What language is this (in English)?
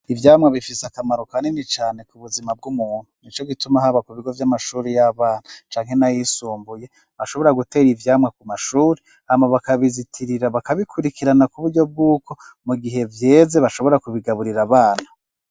Rundi